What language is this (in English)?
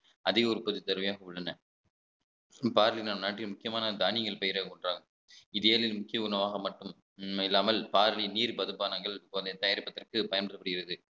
Tamil